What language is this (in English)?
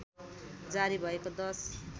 Nepali